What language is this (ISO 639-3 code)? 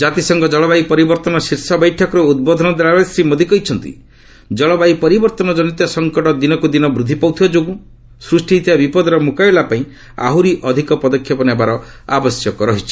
ori